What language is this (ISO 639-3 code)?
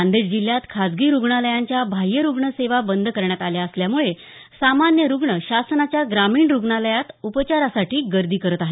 mar